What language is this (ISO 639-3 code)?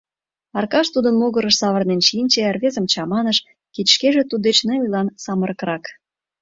chm